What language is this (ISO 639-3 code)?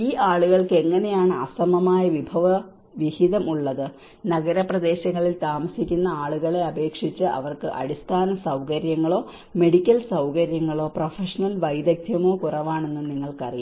mal